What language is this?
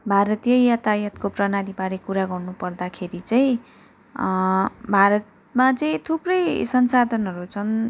Nepali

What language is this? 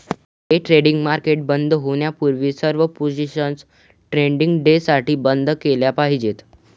Marathi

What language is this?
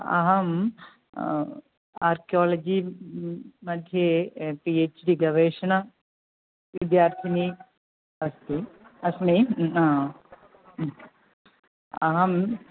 Sanskrit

